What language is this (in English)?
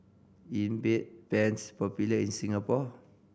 English